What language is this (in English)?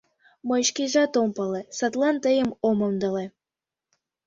Mari